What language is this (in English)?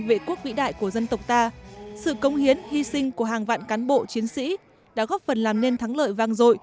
Vietnamese